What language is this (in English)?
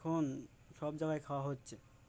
Bangla